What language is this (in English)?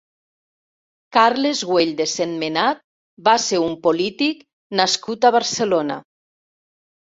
Catalan